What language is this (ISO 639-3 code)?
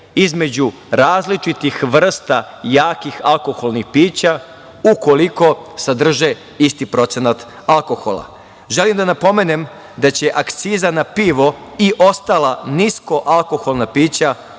srp